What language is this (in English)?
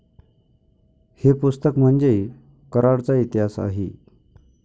Marathi